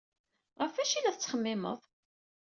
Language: Kabyle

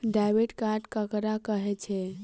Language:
Maithili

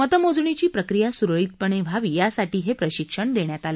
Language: Marathi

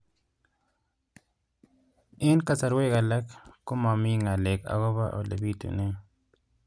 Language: Kalenjin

